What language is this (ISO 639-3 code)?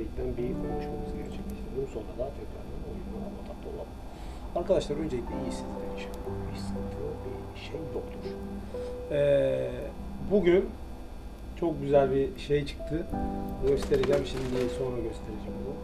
tur